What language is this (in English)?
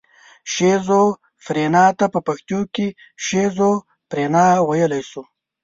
Pashto